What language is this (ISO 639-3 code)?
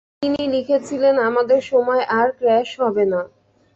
ben